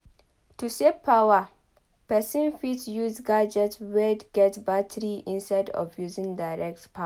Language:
Nigerian Pidgin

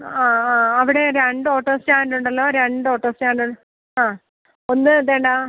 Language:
Malayalam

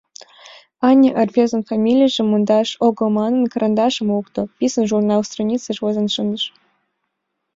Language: Mari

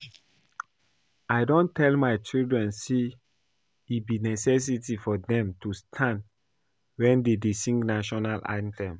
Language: Nigerian Pidgin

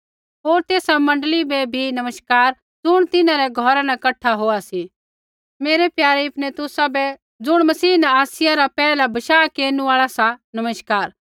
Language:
Kullu Pahari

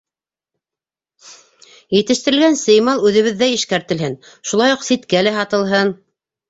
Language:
Bashkir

